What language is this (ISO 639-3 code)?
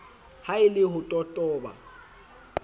sot